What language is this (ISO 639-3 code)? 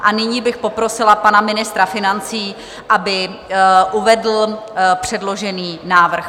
ces